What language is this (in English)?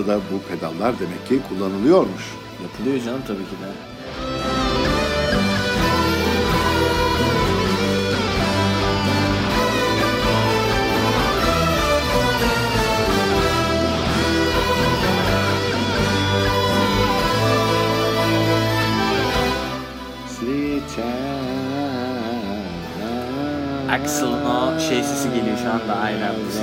Turkish